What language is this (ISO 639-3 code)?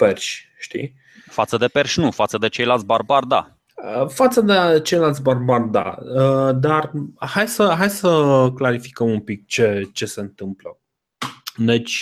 ron